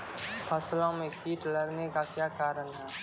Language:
Maithili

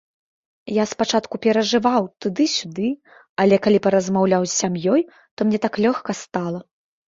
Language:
Belarusian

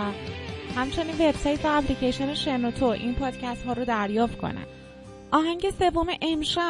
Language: Persian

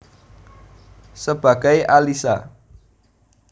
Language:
Javanese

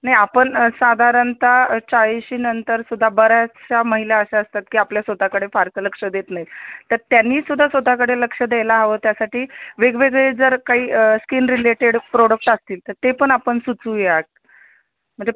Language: Marathi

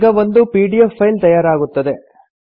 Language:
Kannada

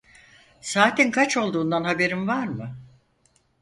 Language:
Turkish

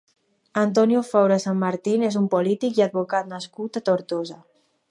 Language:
Catalan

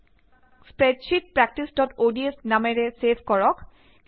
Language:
Assamese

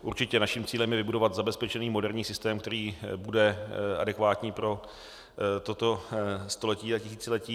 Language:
Czech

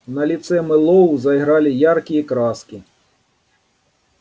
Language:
Russian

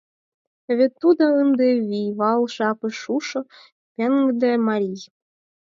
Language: Mari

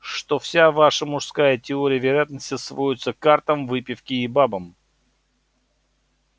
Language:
Russian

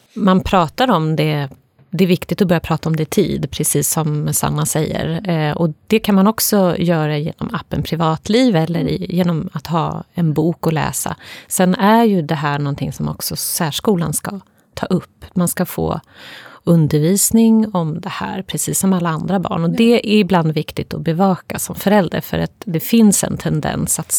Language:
Swedish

